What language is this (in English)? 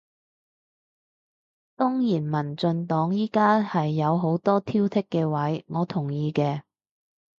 Cantonese